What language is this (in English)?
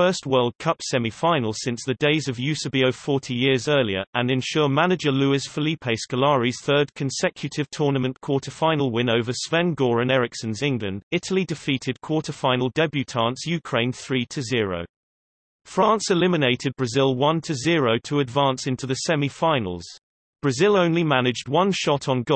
English